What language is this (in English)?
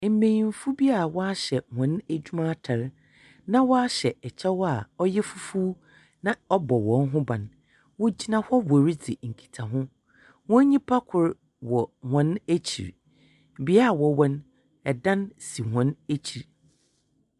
Akan